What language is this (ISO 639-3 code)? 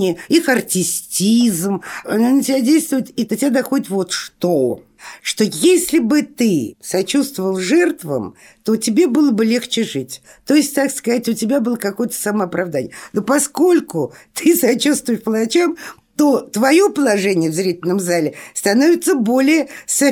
rus